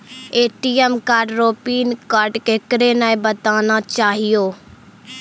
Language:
Maithili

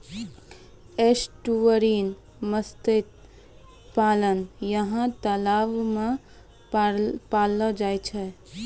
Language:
Maithili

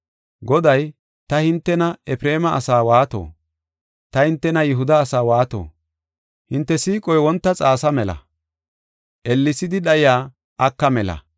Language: Gofa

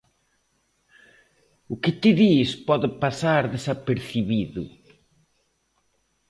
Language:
Galician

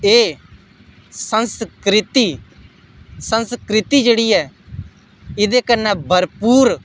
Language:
Dogri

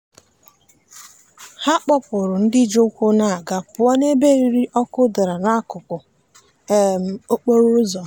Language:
Igbo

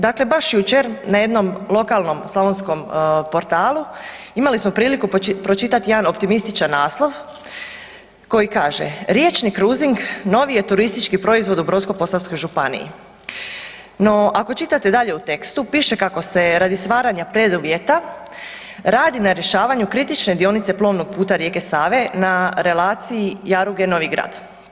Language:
Croatian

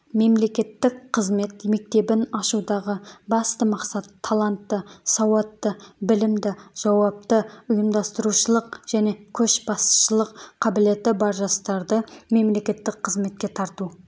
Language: Kazakh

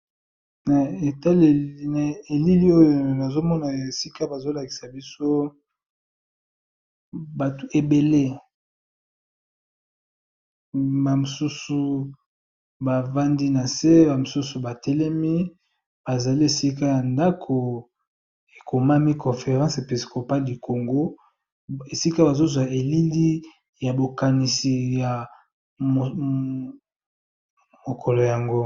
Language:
Lingala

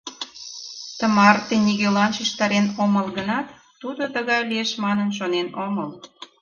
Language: Mari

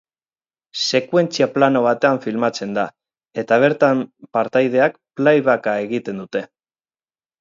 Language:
Basque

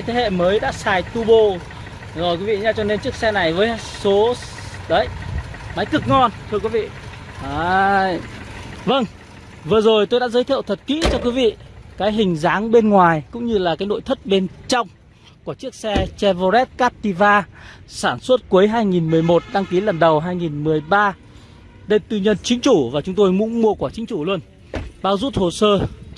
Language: Vietnamese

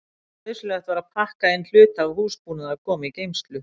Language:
Icelandic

